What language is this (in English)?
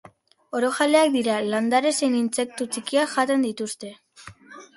Basque